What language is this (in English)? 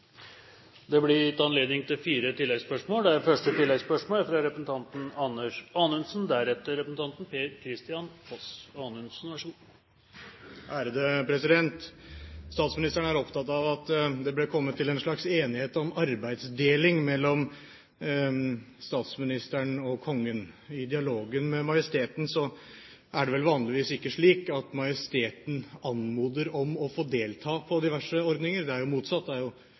Norwegian Bokmål